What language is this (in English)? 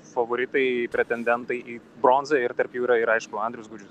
Lithuanian